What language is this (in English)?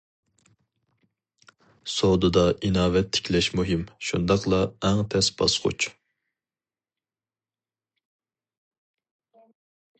Uyghur